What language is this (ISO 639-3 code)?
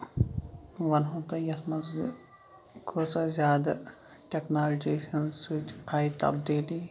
kas